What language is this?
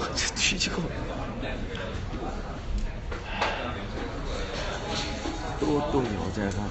Korean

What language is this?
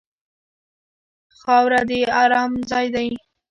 Pashto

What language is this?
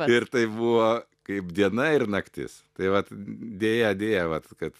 Lithuanian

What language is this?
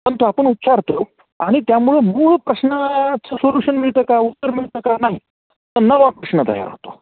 Marathi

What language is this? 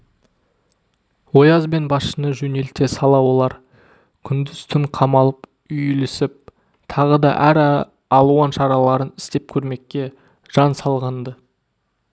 Kazakh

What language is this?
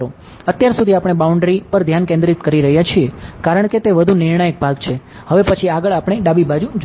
Gujarati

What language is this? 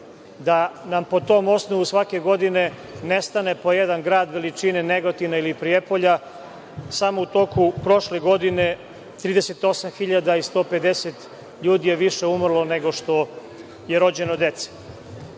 Serbian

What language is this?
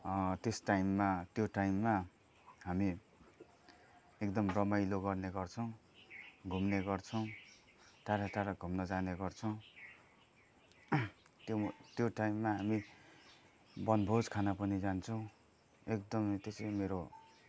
Nepali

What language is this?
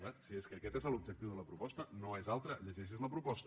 Catalan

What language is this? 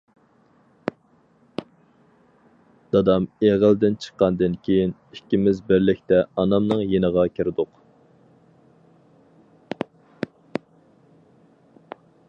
Uyghur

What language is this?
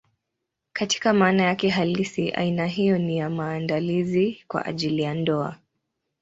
Swahili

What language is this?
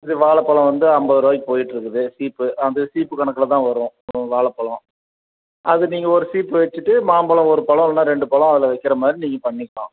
Tamil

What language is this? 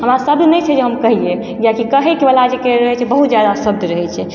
Maithili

